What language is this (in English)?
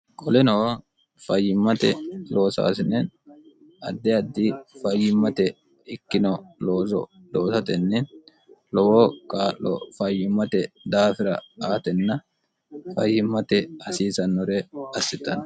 Sidamo